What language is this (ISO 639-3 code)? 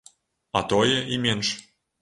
bel